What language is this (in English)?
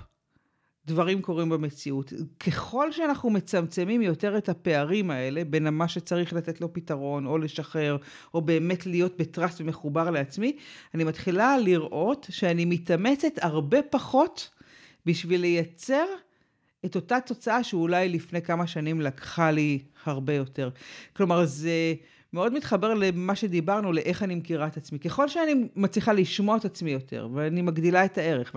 Hebrew